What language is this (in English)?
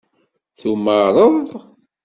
Kabyle